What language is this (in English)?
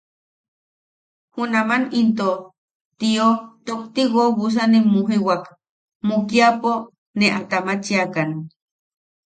Yaqui